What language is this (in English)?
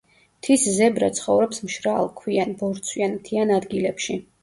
Georgian